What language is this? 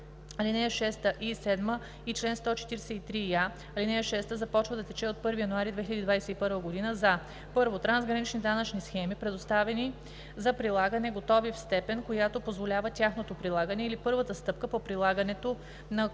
Bulgarian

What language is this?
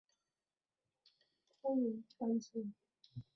Chinese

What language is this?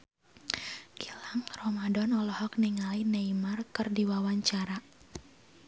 Sundanese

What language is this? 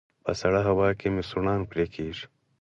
Pashto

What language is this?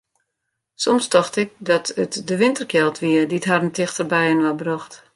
Western Frisian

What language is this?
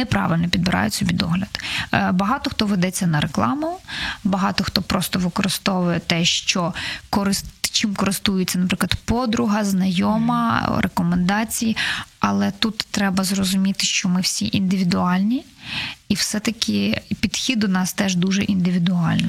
Ukrainian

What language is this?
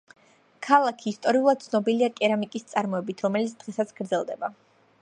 Georgian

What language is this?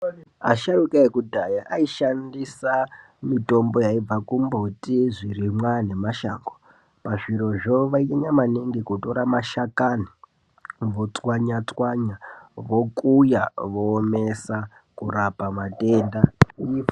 Ndau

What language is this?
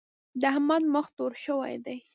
Pashto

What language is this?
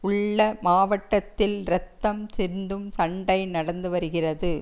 Tamil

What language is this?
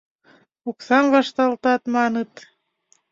Mari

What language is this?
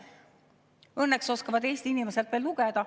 Estonian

